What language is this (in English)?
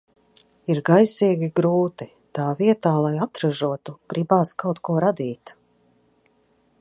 Latvian